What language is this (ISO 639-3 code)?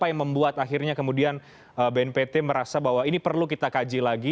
ind